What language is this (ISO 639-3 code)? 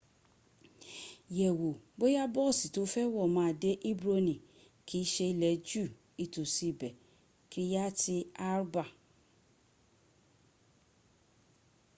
yor